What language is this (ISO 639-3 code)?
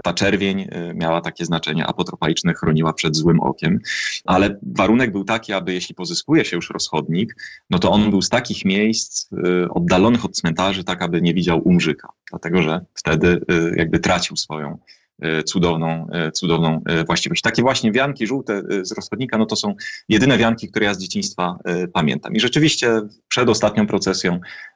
pol